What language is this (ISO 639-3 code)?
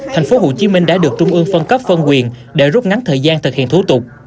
vie